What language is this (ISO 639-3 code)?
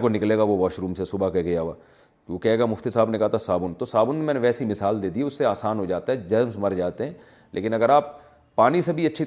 urd